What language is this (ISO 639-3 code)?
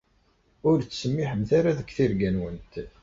kab